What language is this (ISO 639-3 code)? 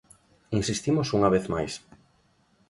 glg